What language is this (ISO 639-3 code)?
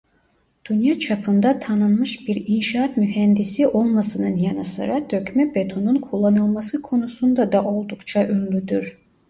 tur